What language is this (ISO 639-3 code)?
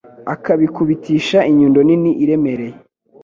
kin